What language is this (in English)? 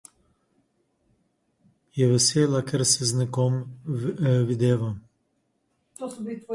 Slovenian